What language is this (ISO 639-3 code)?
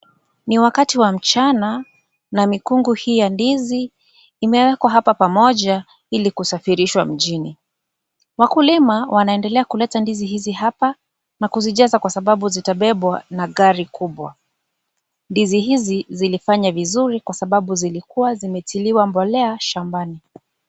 swa